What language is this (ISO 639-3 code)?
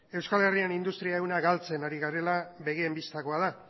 eus